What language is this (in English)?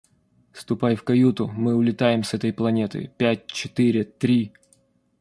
Russian